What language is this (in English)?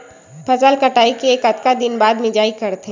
Chhattisgarhi